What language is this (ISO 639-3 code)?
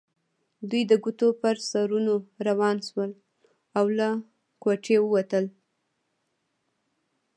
pus